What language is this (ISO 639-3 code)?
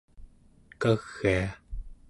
esu